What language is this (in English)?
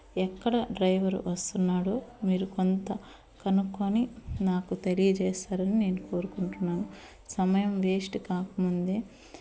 Telugu